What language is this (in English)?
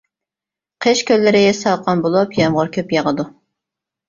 Uyghur